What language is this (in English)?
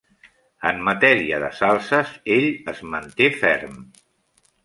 Catalan